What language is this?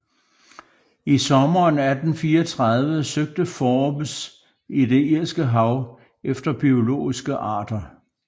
Danish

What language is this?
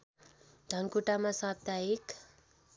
Nepali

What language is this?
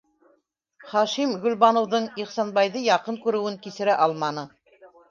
Bashkir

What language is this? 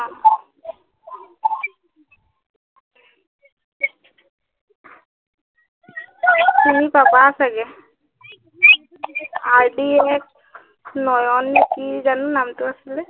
Assamese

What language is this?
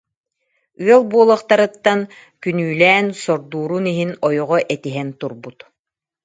Yakut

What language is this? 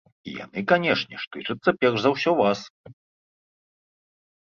Belarusian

